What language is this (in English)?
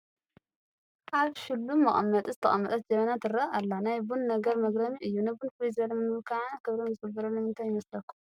Tigrinya